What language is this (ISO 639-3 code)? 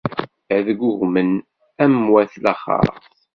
kab